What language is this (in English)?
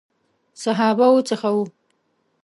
Pashto